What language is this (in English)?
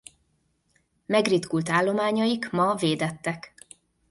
Hungarian